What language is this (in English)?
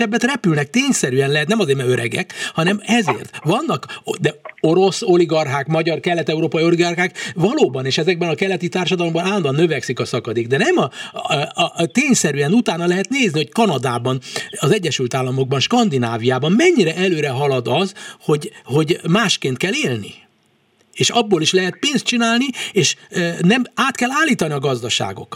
Hungarian